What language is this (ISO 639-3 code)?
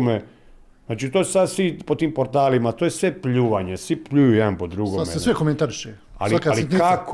hrv